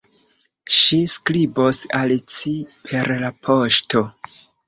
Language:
Esperanto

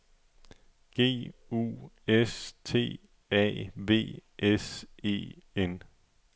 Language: Danish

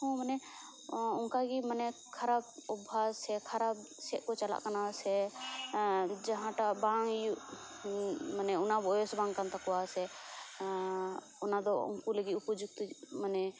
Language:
Santali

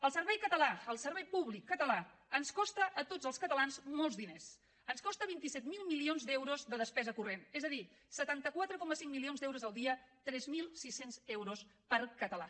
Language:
Catalan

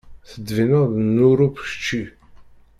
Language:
Kabyle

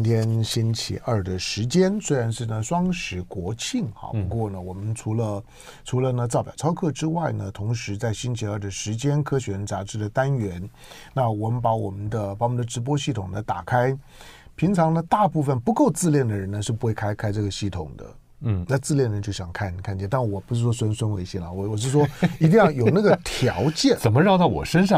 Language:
Chinese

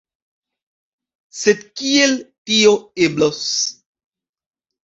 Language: Esperanto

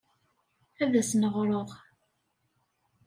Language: Kabyle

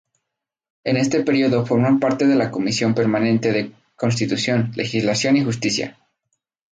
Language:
Spanish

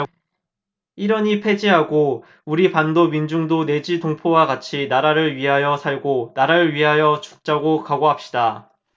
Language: Korean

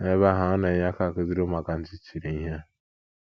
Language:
Igbo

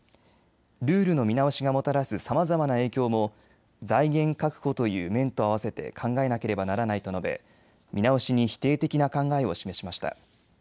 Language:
Japanese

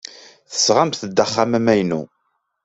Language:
Kabyle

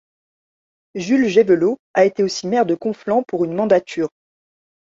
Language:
French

